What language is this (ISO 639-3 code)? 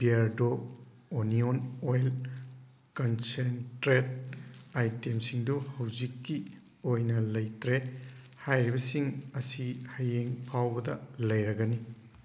mni